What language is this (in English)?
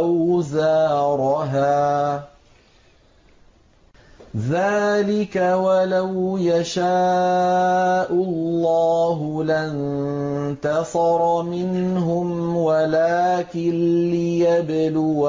Arabic